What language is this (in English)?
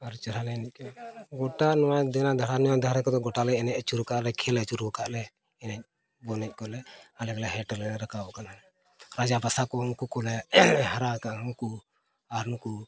Santali